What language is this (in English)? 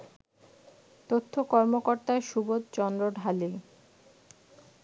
Bangla